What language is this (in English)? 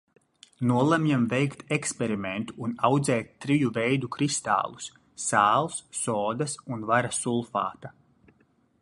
Latvian